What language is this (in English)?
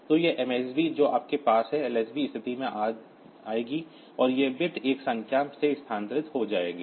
Hindi